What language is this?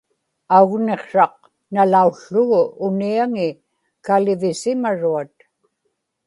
Inupiaq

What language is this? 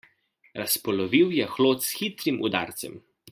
Slovenian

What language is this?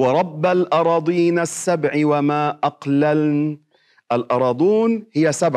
Arabic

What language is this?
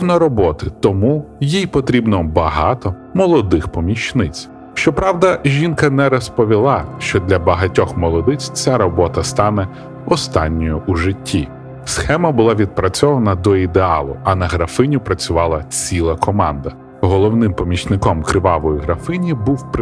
Ukrainian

